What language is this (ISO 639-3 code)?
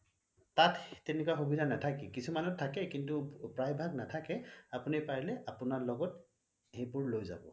asm